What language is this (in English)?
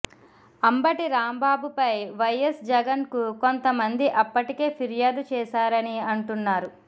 Telugu